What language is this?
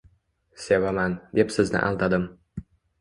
Uzbek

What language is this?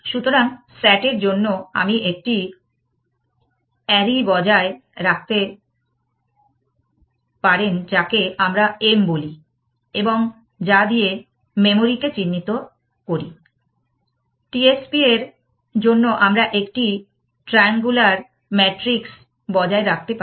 Bangla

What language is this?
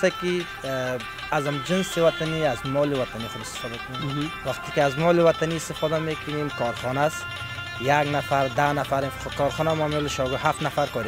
Persian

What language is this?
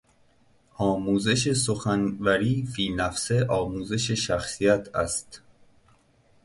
Persian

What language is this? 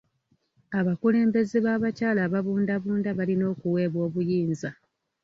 Ganda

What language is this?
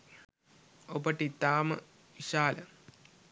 Sinhala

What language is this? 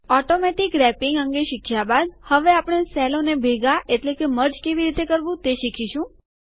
Gujarati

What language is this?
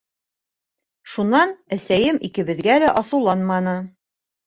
Bashkir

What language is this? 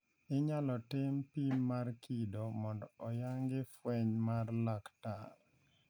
Luo (Kenya and Tanzania)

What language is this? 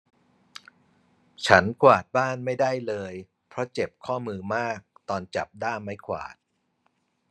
Thai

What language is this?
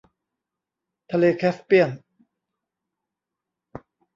Thai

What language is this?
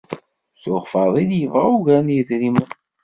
Kabyle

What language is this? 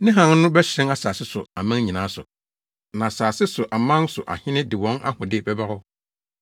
Akan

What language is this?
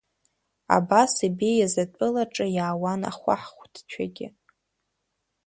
Abkhazian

